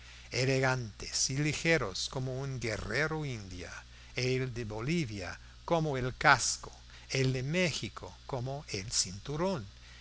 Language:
Spanish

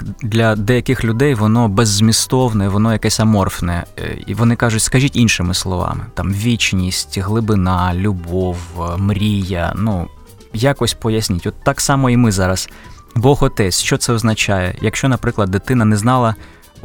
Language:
Ukrainian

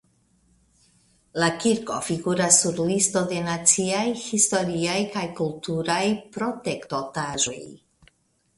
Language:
Esperanto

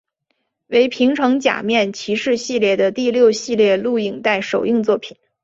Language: Chinese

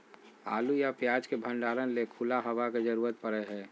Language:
Magahi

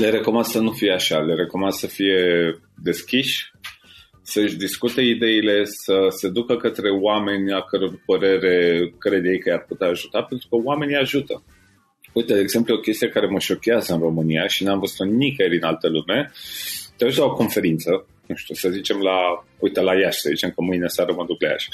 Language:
Romanian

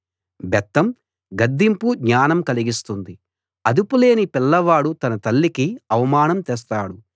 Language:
Telugu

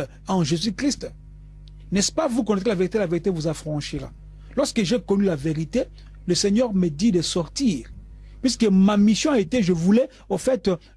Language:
French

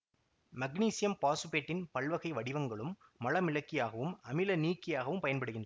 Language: Tamil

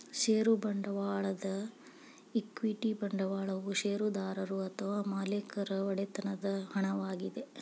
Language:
Kannada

